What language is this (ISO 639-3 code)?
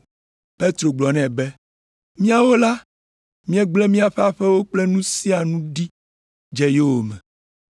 ewe